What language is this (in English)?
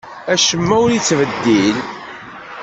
Kabyle